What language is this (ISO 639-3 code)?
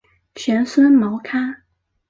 zho